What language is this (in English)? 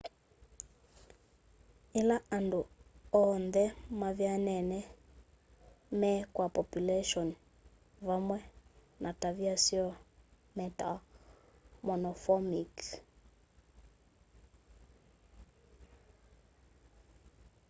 Kamba